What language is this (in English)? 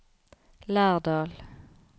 Norwegian